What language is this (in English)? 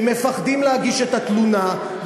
Hebrew